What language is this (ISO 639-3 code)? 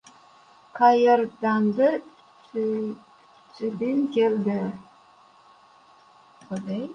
uzb